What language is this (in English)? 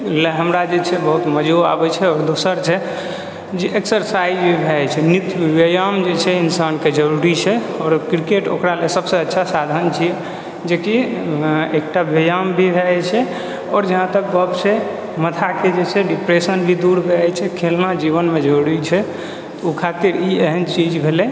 Maithili